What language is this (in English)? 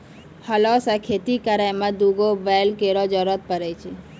Maithili